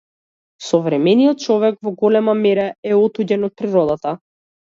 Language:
Macedonian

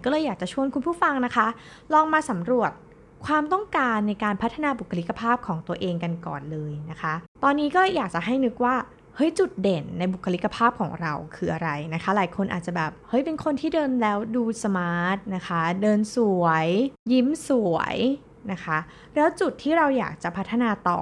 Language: Thai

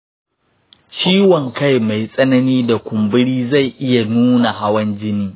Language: Hausa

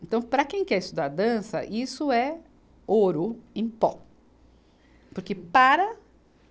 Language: Portuguese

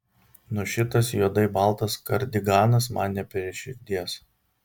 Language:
Lithuanian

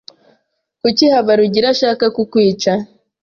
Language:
Kinyarwanda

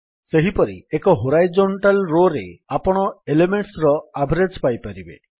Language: Odia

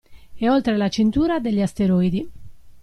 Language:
Italian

